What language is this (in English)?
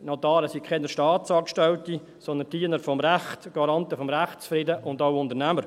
Swiss German